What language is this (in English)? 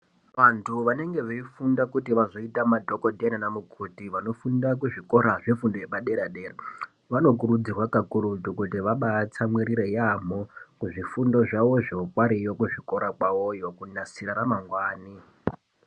Ndau